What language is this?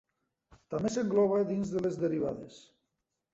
Catalan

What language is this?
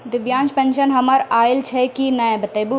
Maithili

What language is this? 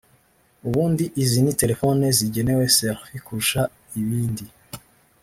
Kinyarwanda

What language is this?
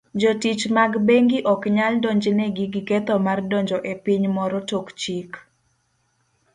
Luo (Kenya and Tanzania)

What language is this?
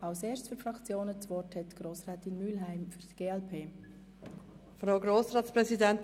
Swiss German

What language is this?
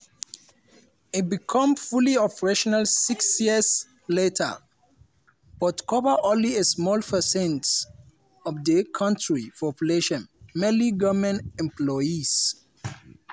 Nigerian Pidgin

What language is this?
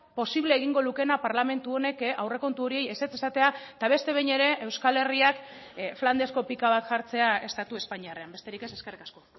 Basque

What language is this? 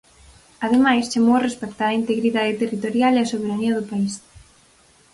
Galician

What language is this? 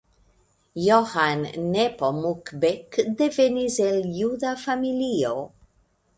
Esperanto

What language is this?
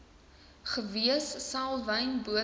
Afrikaans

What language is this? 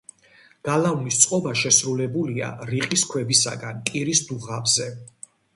Georgian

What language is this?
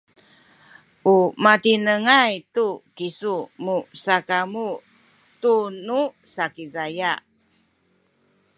Sakizaya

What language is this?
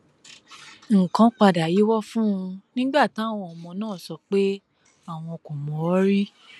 Yoruba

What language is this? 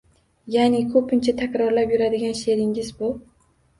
Uzbek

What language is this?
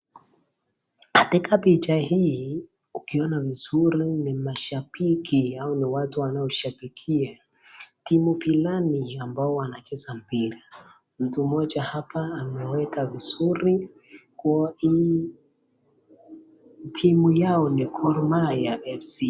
Swahili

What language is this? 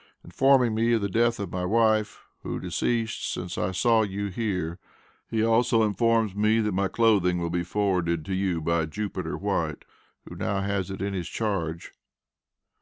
English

